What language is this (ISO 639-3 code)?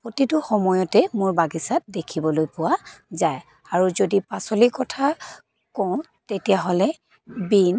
asm